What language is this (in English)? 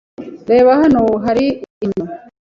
Kinyarwanda